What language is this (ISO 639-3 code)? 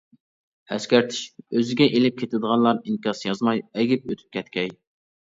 uig